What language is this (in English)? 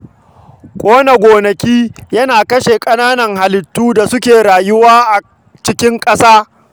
Hausa